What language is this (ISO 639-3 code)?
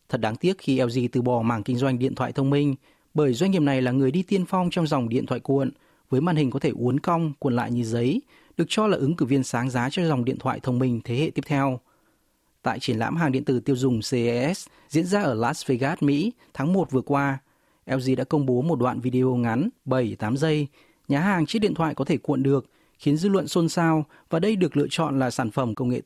vie